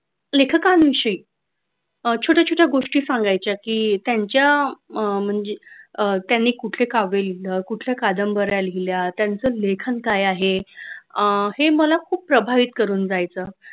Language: Marathi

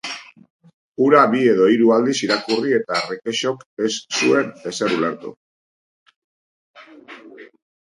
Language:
Basque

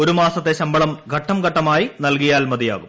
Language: Malayalam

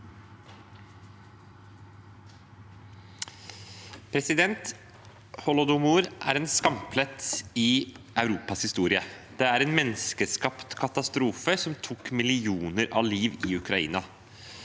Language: Norwegian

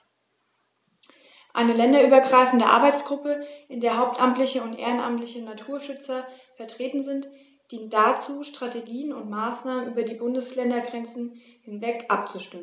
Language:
German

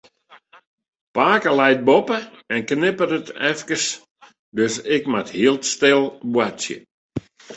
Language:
Western Frisian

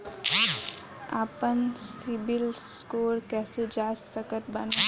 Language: Bhojpuri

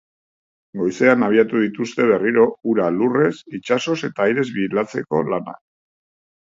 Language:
Basque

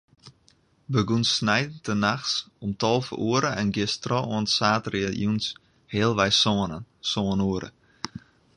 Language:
Western Frisian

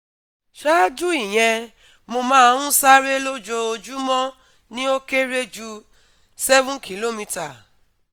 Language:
Yoruba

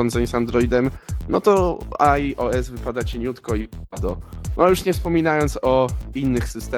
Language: Polish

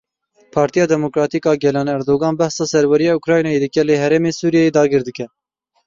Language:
Kurdish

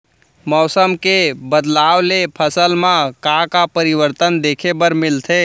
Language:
Chhattisgarhi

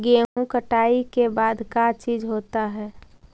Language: Magahi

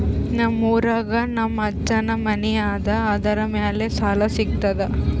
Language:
Kannada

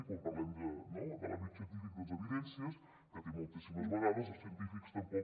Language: Catalan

